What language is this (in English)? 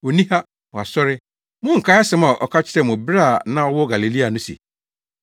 Akan